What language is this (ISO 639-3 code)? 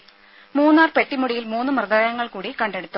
mal